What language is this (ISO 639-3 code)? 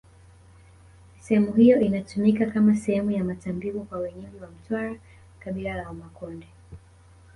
swa